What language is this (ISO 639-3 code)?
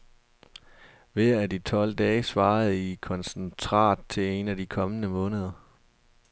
dan